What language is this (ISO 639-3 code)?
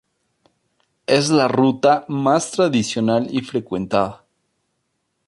spa